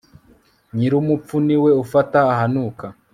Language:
Kinyarwanda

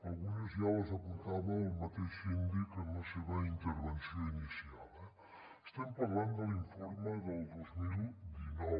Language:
Catalan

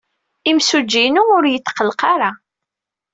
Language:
Kabyle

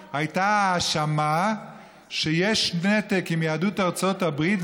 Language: Hebrew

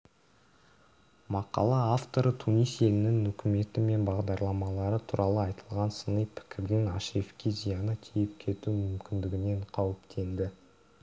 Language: Kazakh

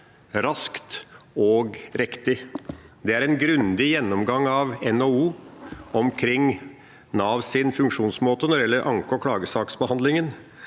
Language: Norwegian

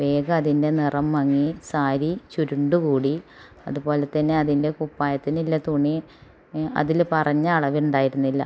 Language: Malayalam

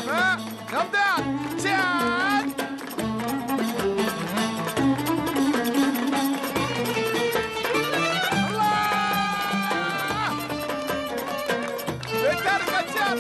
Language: Turkish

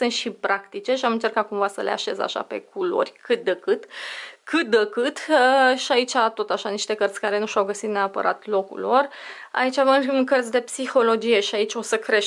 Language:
Romanian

